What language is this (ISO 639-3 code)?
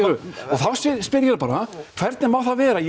isl